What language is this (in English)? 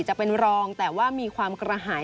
Thai